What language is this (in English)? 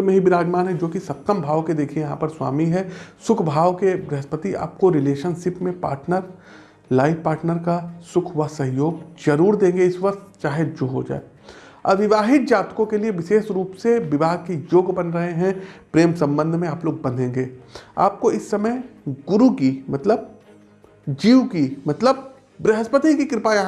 Hindi